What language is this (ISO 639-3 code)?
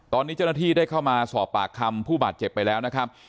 tha